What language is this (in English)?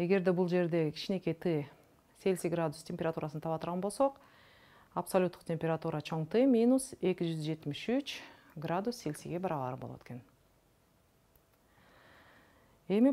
Turkish